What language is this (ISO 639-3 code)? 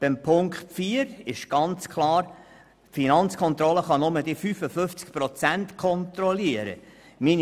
gsw